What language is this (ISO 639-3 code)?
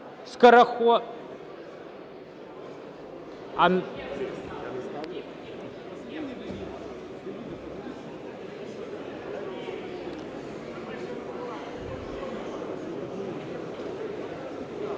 ukr